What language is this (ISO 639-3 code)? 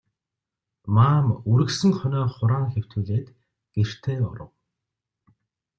mon